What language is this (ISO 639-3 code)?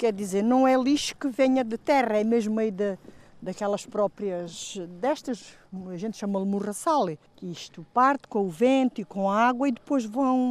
por